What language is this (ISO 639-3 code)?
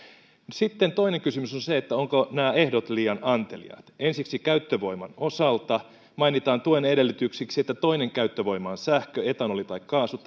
fin